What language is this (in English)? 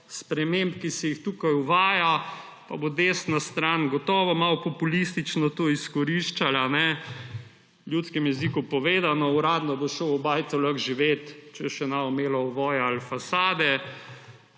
Slovenian